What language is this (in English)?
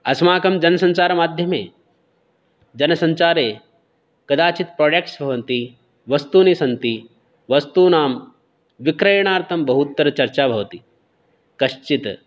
Sanskrit